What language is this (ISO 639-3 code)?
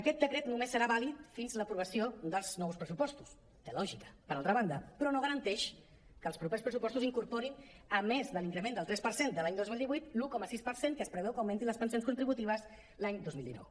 cat